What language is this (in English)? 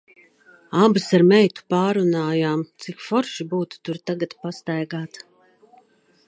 Latvian